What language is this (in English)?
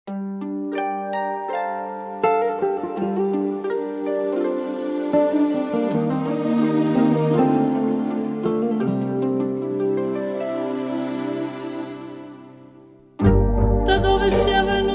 Romanian